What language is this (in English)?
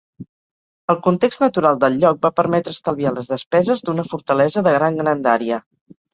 Catalan